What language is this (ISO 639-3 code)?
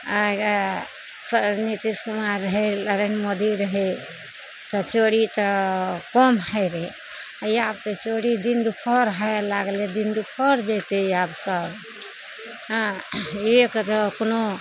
mai